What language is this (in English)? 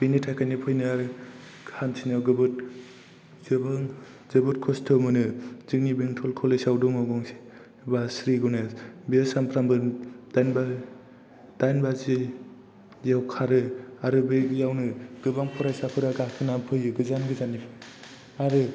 Bodo